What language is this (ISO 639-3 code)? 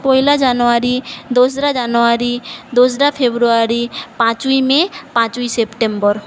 ben